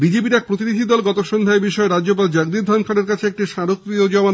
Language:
Bangla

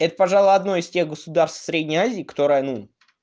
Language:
Russian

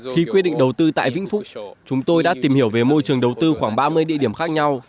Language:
Vietnamese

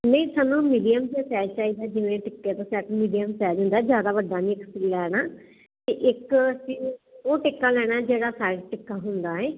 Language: Punjabi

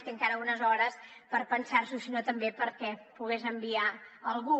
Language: Catalan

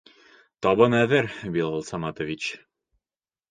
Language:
Bashkir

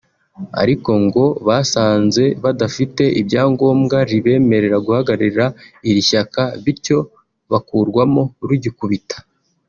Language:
Kinyarwanda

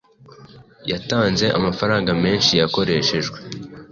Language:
Kinyarwanda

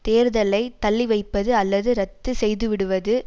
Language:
Tamil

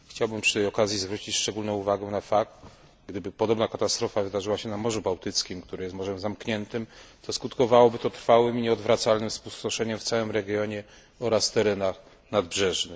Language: Polish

